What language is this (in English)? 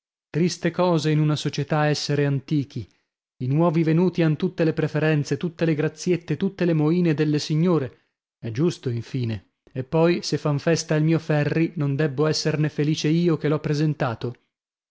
Italian